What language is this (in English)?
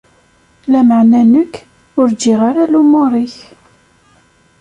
Kabyle